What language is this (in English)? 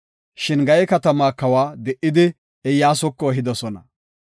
Gofa